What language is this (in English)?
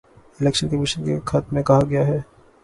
Urdu